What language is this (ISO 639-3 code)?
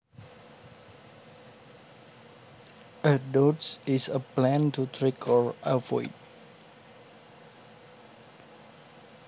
jav